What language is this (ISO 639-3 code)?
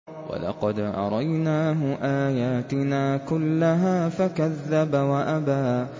ara